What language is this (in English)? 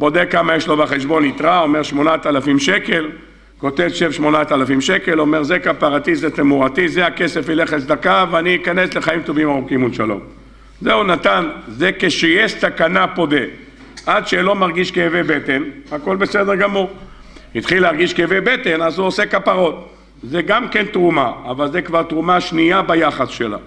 Hebrew